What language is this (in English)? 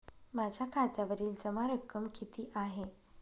Marathi